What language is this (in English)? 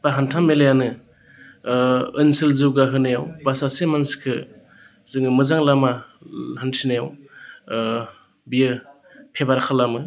Bodo